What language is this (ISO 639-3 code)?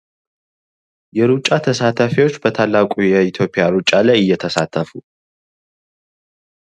amh